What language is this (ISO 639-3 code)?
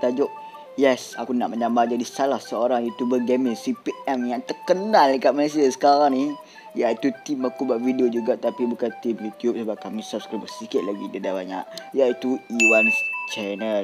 msa